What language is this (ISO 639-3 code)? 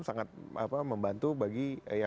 ind